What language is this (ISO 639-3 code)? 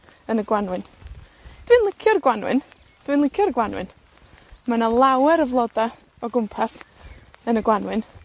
cym